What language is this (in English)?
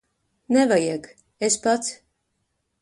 Latvian